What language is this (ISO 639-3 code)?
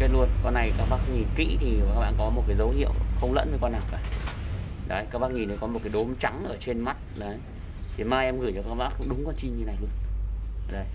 vie